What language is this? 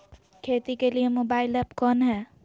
Magahi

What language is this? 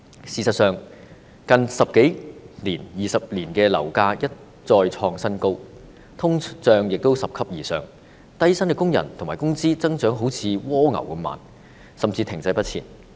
Cantonese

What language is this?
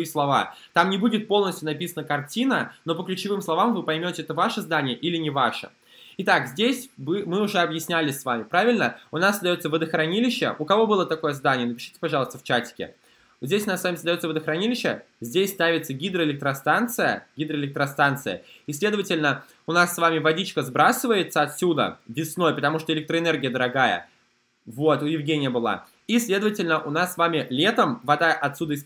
Russian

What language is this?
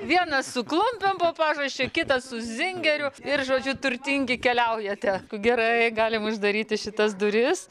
Lithuanian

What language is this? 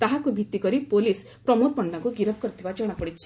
Odia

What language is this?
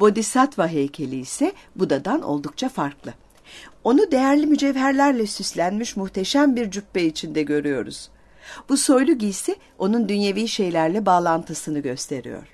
Turkish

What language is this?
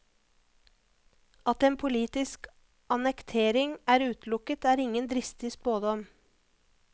Norwegian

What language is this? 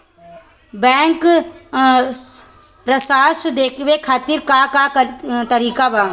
Bhojpuri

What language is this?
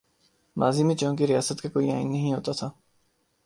Urdu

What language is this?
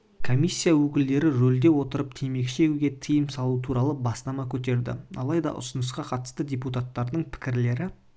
Kazakh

